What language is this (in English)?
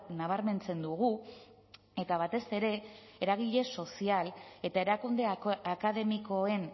Basque